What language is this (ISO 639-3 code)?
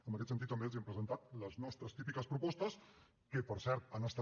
cat